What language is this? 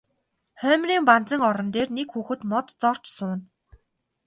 Mongolian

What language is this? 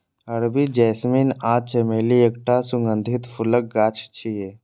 Maithili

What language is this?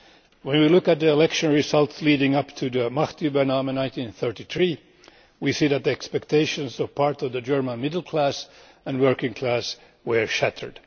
English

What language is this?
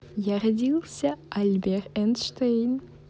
Russian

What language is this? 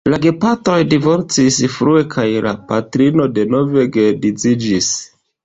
Esperanto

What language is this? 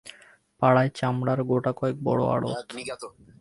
Bangla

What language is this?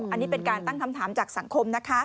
Thai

